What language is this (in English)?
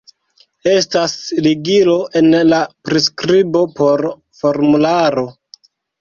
Esperanto